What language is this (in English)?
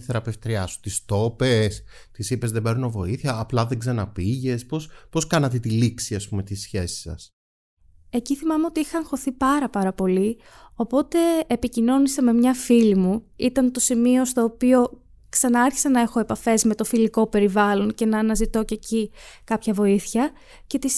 Greek